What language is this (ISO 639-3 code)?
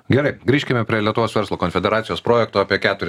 lit